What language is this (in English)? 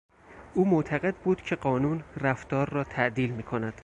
Persian